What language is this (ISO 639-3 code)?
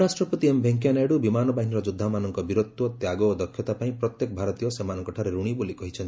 ori